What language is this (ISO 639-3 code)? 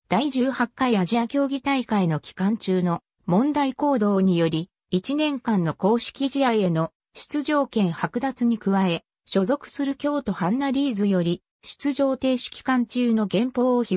jpn